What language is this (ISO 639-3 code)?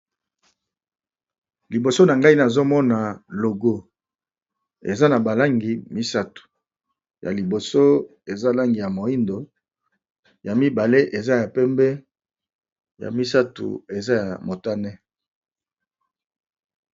lin